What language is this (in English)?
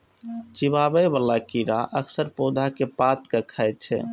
Maithili